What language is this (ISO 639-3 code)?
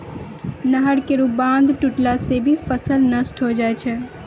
mai